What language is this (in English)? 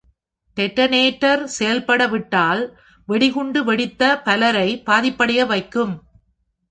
Tamil